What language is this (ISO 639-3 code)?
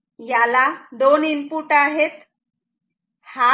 mar